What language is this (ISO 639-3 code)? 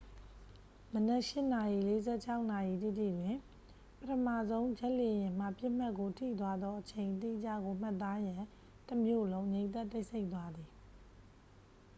mya